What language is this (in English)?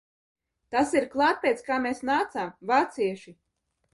Latvian